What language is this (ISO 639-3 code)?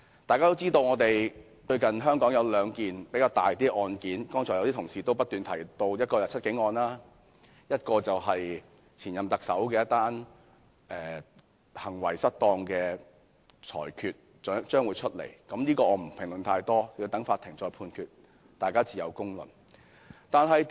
yue